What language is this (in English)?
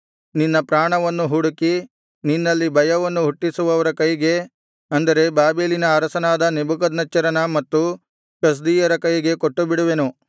Kannada